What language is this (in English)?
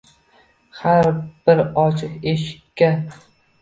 Uzbek